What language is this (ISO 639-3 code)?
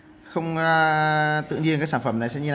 vie